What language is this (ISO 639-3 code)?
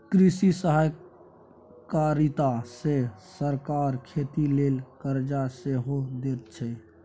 mai